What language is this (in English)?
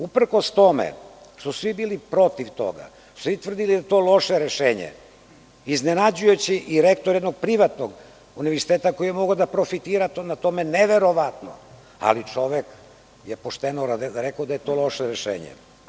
Serbian